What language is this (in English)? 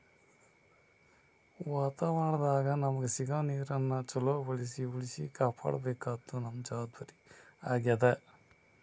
Kannada